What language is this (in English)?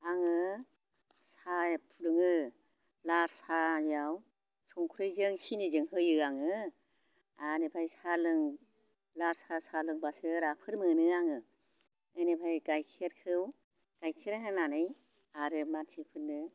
Bodo